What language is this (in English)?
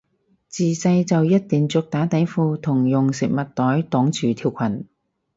Cantonese